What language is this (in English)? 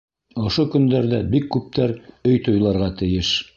Bashkir